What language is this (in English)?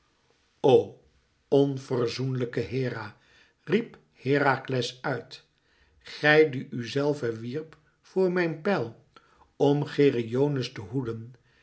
Dutch